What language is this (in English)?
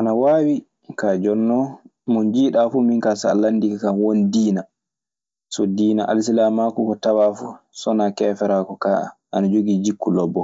Maasina Fulfulde